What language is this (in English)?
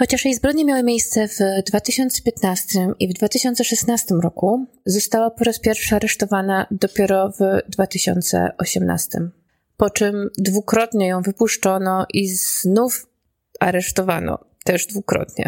Polish